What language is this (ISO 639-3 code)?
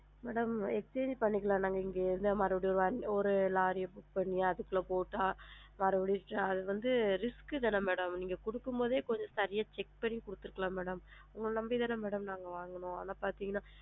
tam